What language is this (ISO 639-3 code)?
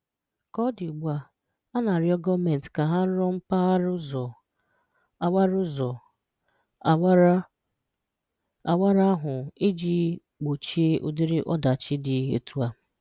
ibo